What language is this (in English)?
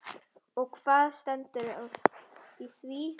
Icelandic